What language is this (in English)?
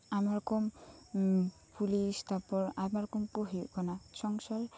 Santali